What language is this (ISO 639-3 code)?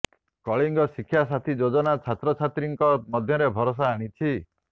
ori